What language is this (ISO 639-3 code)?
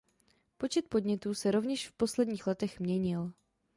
ces